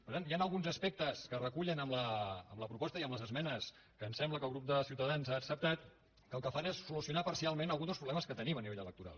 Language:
Catalan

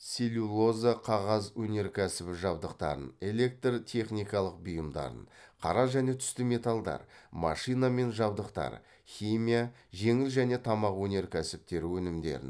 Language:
Kazakh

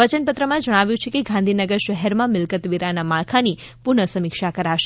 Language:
Gujarati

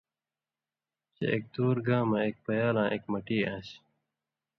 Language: Indus Kohistani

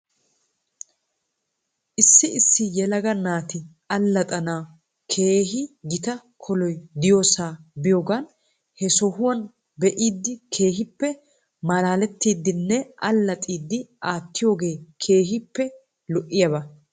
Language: Wolaytta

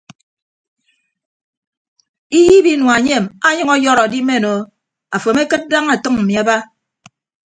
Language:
Ibibio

